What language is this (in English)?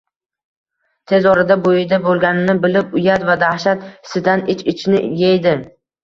Uzbek